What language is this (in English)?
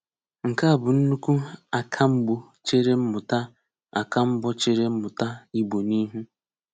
Igbo